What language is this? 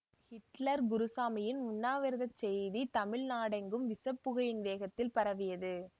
Tamil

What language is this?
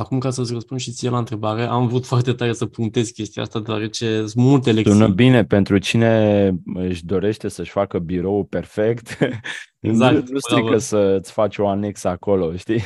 Romanian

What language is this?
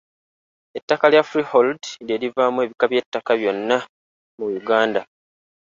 Ganda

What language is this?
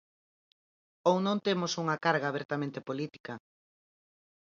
Galician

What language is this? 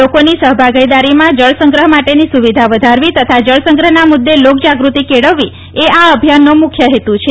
Gujarati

